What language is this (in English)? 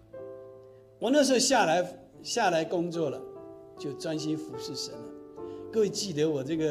Chinese